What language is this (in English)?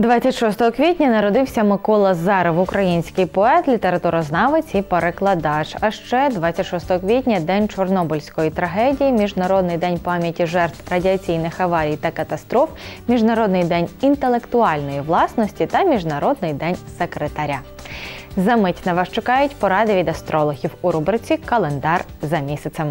Russian